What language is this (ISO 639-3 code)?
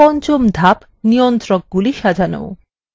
ben